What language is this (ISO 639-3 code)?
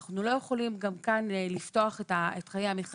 heb